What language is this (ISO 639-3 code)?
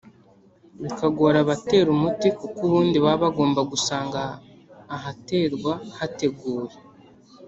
kin